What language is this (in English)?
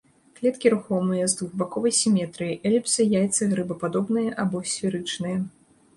Belarusian